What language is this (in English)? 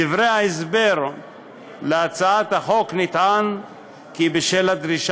Hebrew